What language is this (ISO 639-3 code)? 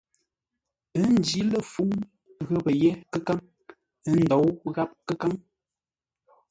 nla